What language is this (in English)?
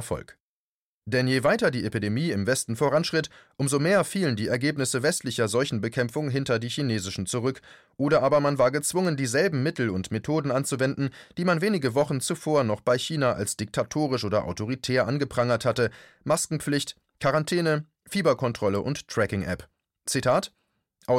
German